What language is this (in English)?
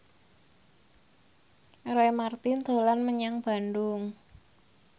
Javanese